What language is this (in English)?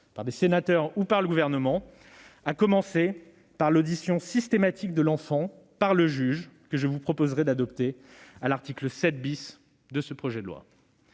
French